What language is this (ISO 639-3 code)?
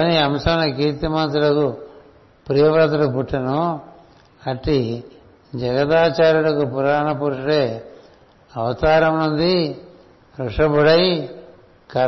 tel